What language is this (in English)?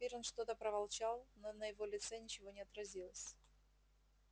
Russian